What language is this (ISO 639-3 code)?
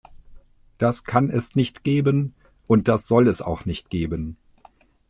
deu